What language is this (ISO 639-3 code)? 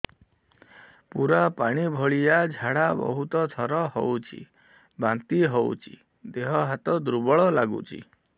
ori